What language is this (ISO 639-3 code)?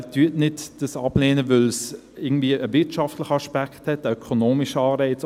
gsw